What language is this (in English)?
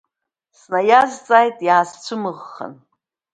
Abkhazian